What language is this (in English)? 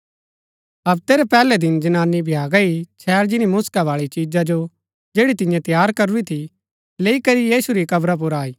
Gaddi